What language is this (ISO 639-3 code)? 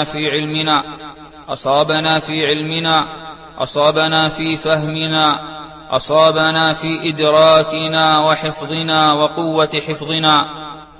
ara